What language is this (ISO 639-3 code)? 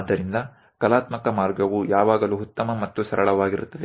kan